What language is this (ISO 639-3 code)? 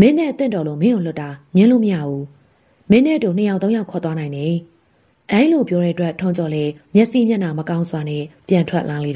tha